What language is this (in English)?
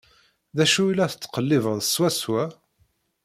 Kabyle